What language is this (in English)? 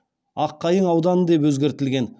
Kazakh